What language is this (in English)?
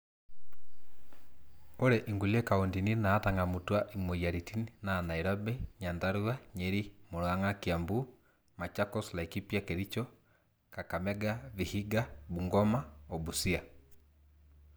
Masai